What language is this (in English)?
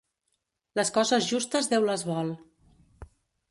Catalan